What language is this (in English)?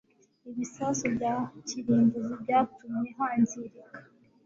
Kinyarwanda